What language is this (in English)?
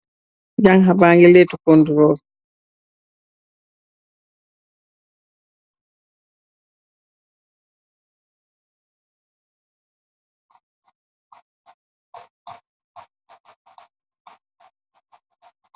Wolof